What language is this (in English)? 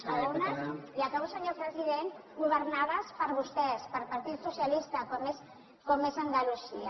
Catalan